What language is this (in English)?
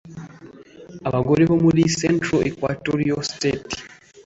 Kinyarwanda